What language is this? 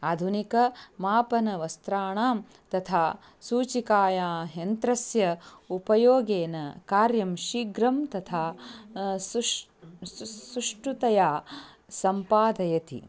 Sanskrit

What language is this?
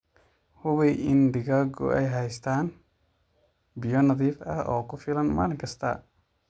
Somali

